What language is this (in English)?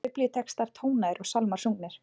Icelandic